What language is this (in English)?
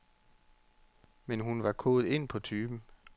Danish